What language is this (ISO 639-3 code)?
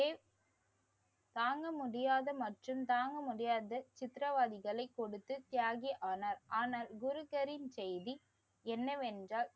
tam